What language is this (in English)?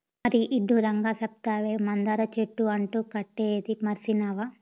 Telugu